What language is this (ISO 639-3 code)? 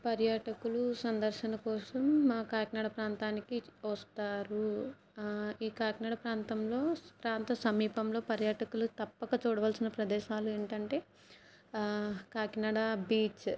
tel